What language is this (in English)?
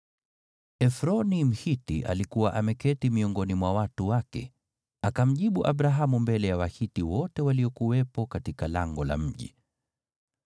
Swahili